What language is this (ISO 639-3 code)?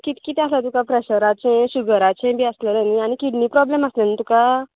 kok